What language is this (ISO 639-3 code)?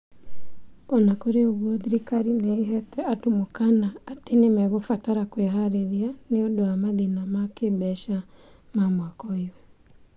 kik